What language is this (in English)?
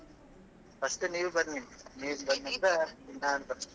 Kannada